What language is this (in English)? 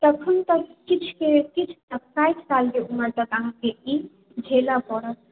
Maithili